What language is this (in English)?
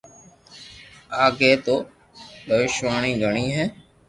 Loarki